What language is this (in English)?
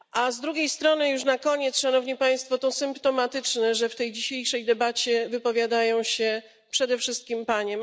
Polish